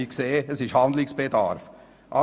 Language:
Swiss German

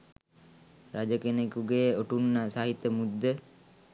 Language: Sinhala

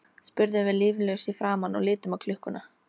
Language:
Icelandic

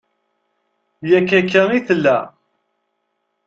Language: Kabyle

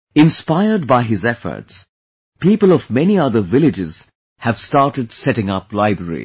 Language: English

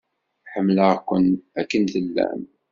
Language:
Kabyle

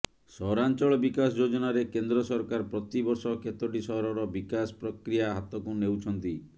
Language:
Odia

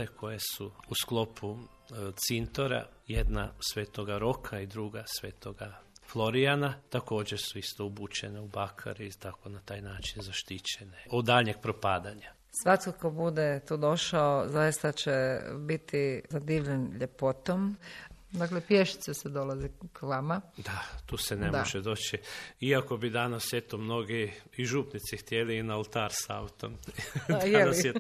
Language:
Croatian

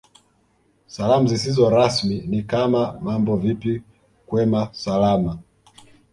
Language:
Swahili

